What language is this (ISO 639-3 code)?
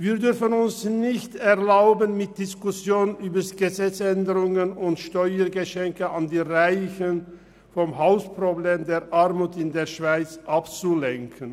gsw